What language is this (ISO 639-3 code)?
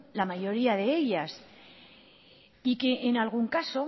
spa